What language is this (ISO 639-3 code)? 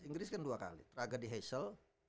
ind